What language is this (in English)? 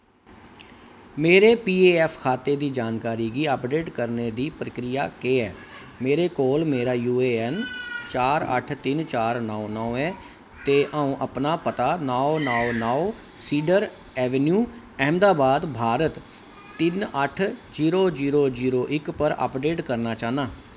Dogri